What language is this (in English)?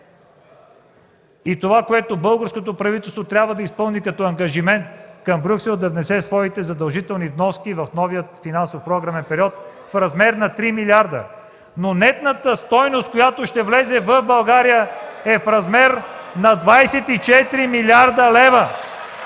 Bulgarian